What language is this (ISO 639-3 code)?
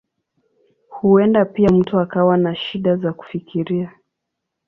swa